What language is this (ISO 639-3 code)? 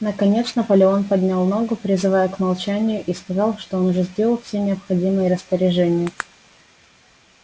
rus